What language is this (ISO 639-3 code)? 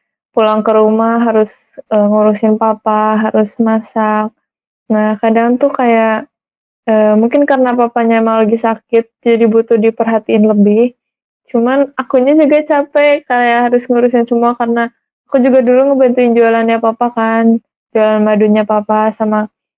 ind